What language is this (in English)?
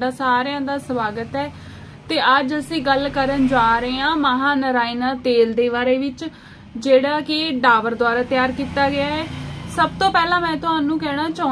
Hindi